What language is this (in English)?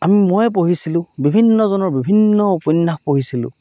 Assamese